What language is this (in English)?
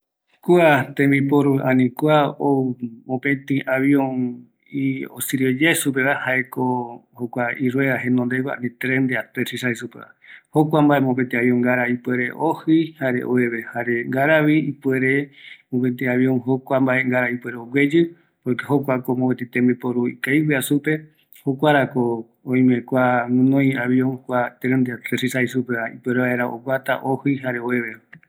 Eastern Bolivian Guaraní